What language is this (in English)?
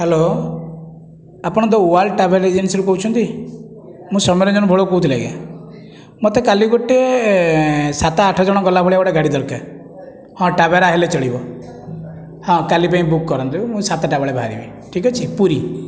Odia